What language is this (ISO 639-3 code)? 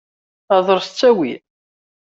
kab